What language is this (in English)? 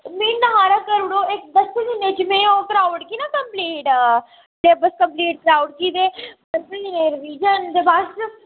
Dogri